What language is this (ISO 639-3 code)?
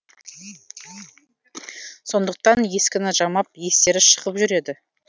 kaz